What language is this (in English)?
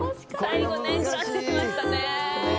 Japanese